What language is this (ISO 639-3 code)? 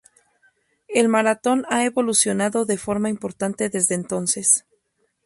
spa